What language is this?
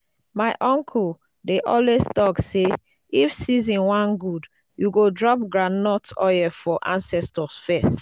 Nigerian Pidgin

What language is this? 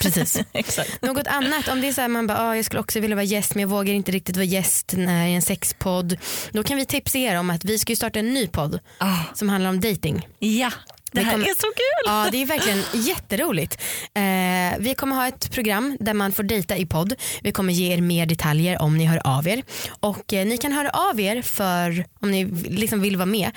Swedish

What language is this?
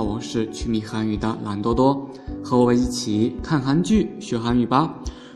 Chinese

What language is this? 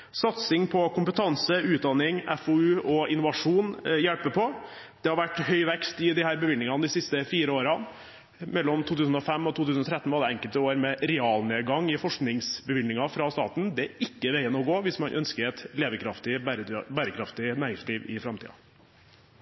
Norwegian Bokmål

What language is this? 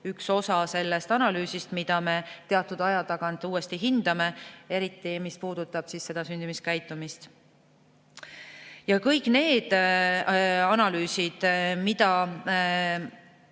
Estonian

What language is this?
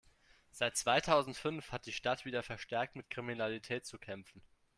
German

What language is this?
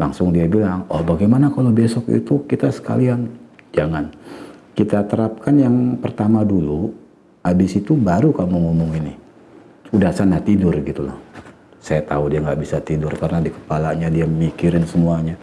Indonesian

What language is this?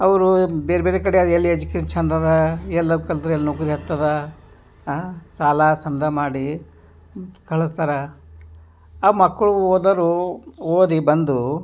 Kannada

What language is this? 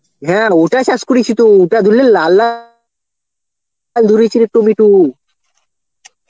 Bangla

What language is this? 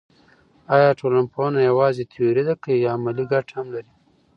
Pashto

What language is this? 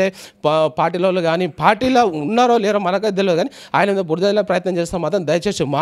Telugu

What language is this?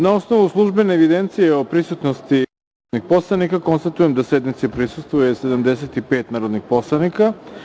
Serbian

